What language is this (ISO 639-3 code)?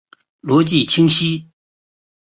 zho